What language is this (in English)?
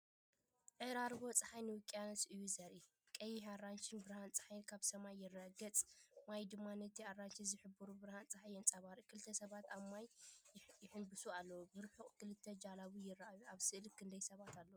Tigrinya